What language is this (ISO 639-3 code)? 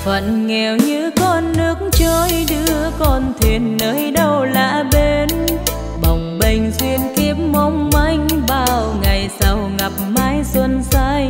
vie